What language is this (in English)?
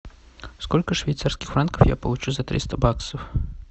Russian